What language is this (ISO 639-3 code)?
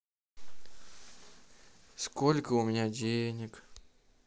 rus